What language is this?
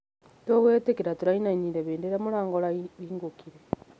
Kikuyu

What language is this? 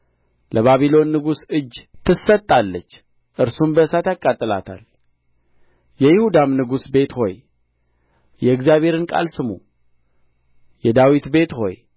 Amharic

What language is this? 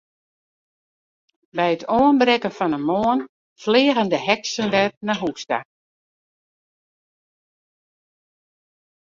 Western Frisian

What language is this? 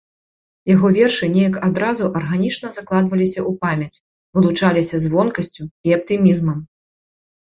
Belarusian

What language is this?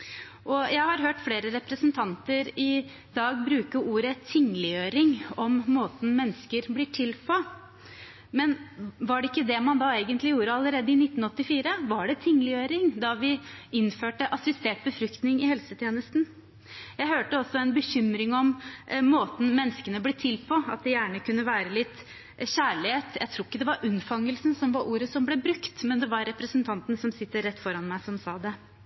Norwegian Bokmål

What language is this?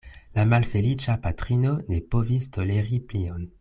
Esperanto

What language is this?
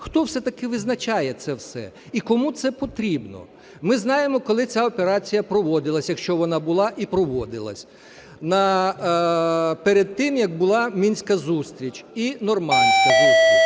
Ukrainian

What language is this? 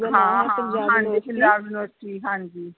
Punjabi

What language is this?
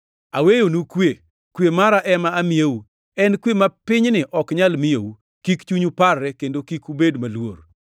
Luo (Kenya and Tanzania)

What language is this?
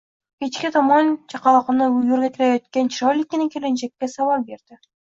Uzbek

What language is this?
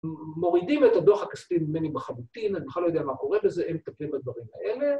Hebrew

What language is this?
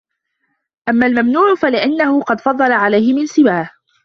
Arabic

